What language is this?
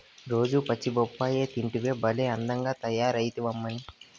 Telugu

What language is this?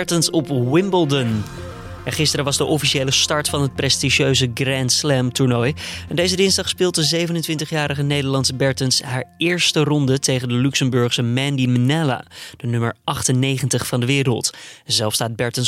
Dutch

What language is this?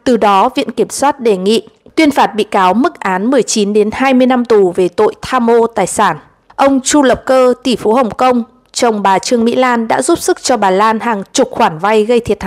Vietnamese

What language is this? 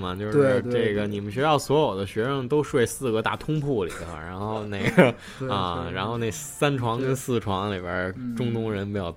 Chinese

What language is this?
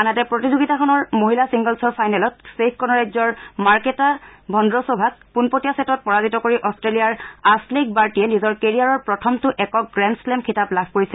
Assamese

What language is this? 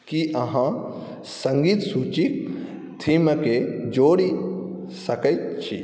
Maithili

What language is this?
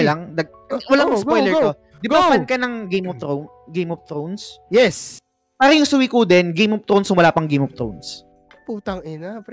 Filipino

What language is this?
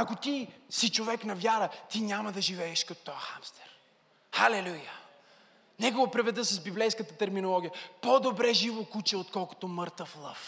Bulgarian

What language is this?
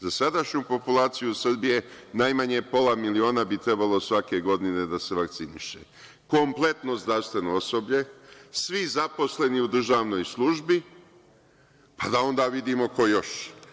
Serbian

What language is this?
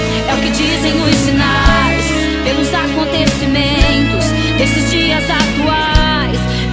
Portuguese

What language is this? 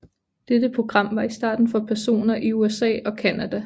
Danish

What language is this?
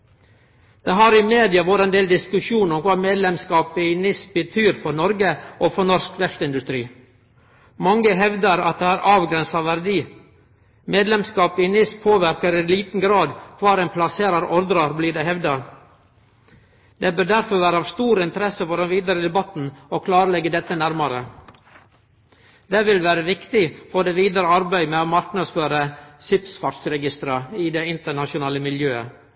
Norwegian Nynorsk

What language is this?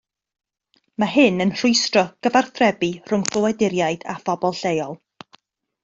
Welsh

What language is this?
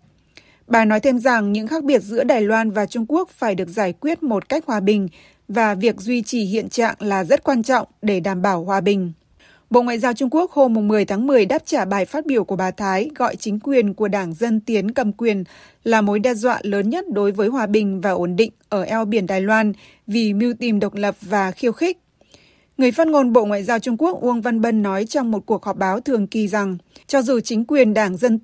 Vietnamese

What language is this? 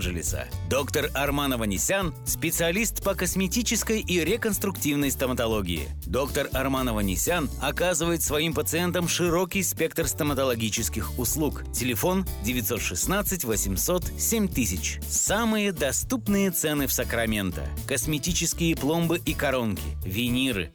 Russian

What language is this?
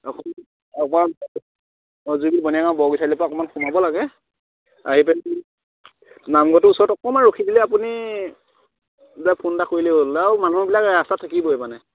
Assamese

